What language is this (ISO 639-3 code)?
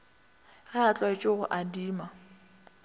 nso